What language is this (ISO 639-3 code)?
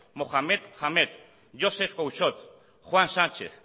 eus